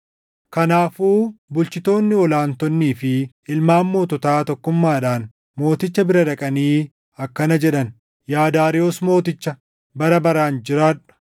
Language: Oromo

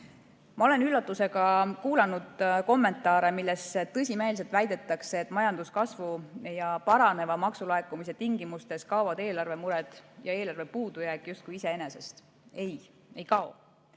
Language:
Estonian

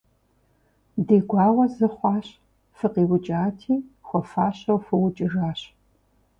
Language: Kabardian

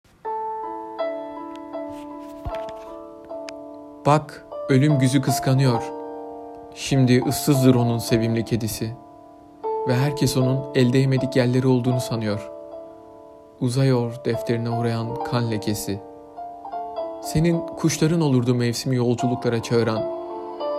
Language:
Turkish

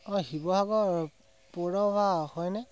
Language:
Assamese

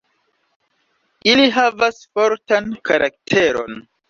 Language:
Esperanto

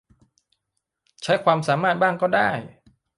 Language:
Thai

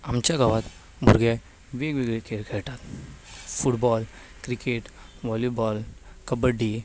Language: Konkani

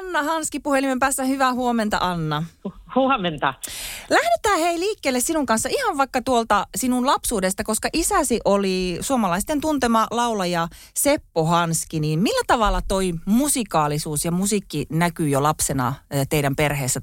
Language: Finnish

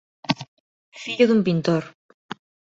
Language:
Galician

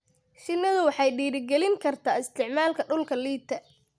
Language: Somali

